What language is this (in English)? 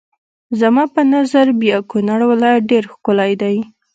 Pashto